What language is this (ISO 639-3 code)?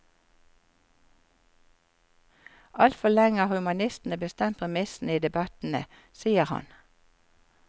nor